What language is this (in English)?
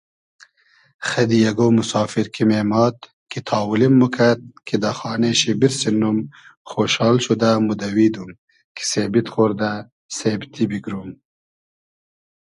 Hazaragi